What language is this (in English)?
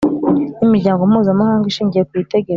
Kinyarwanda